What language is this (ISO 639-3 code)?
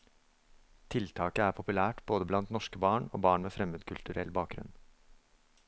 nor